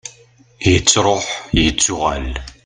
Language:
Kabyle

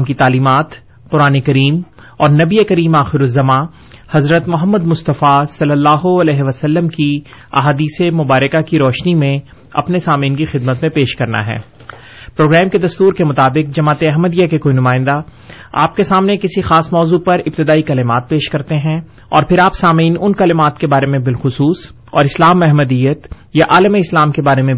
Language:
Urdu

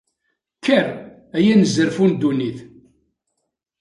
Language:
Kabyle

